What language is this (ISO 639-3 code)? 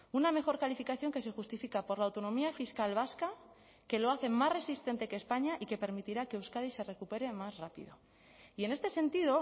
spa